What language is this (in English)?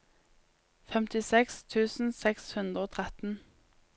Norwegian